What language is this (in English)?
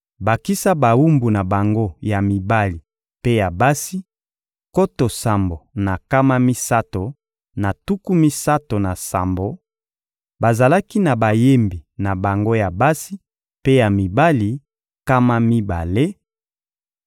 Lingala